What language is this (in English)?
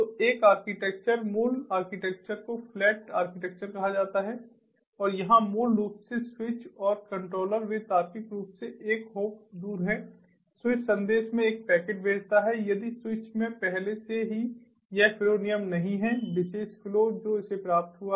Hindi